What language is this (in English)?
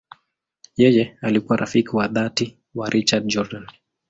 Swahili